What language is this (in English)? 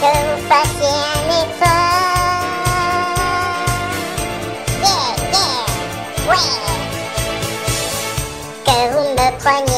Thai